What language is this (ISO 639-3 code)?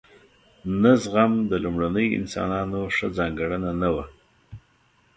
pus